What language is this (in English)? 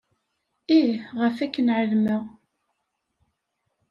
Kabyle